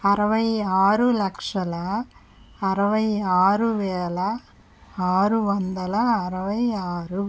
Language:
Telugu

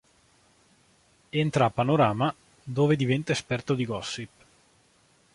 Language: Italian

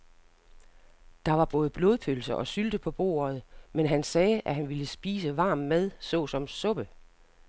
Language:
Danish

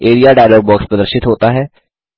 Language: Hindi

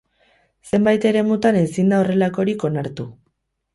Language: Basque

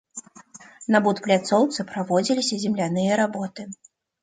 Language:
Belarusian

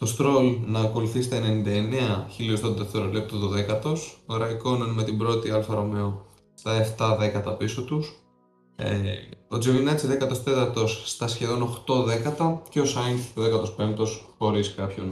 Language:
Greek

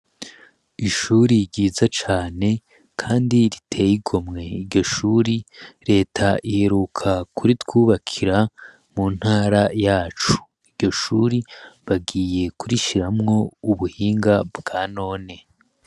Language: Rundi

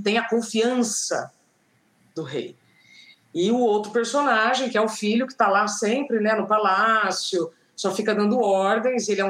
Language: Portuguese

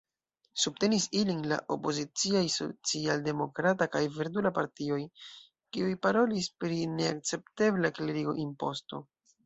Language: Esperanto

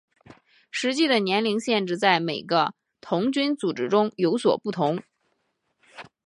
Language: Chinese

